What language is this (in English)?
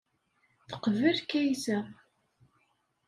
Kabyle